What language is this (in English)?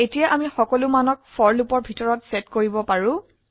Assamese